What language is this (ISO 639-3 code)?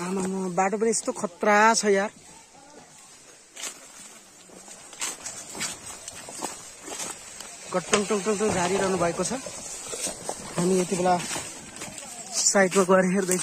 ara